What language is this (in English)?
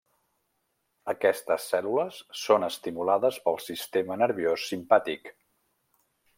Catalan